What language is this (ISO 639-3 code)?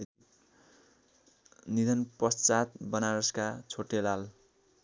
nep